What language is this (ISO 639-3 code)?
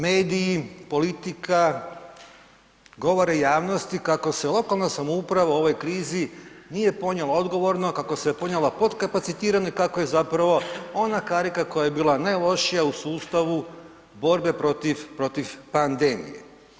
hrv